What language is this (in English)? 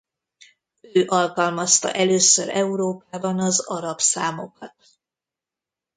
Hungarian